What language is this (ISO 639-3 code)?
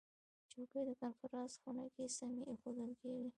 pus